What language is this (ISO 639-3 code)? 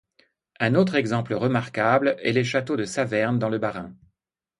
fra